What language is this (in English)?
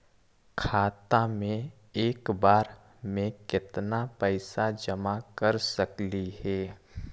Magahi